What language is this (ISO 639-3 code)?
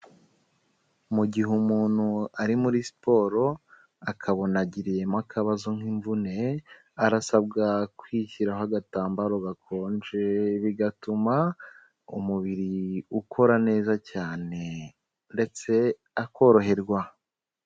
kin